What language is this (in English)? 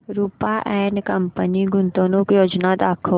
Marathi